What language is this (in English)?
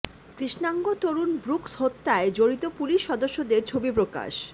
Bangla